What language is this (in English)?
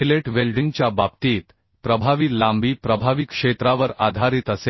Marathi